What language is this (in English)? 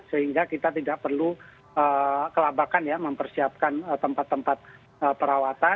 Indonesian